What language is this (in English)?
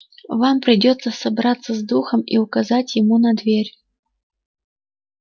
Russian